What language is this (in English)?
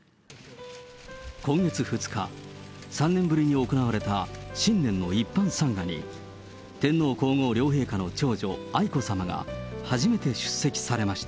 Japanese